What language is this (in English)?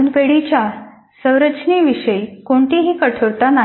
Marathi